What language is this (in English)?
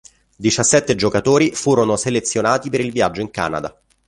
Italian